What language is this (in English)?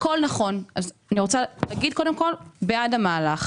Hebrew